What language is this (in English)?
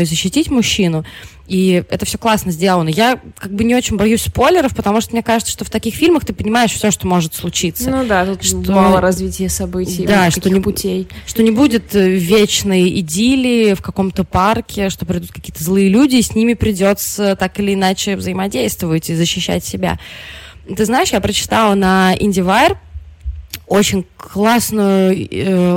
Russian